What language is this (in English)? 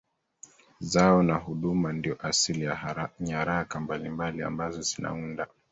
Swahili